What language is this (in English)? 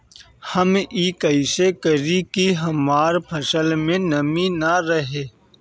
Bhojpuri